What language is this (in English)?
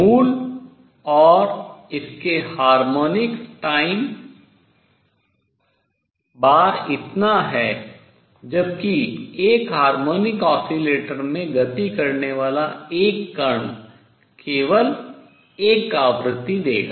Hindi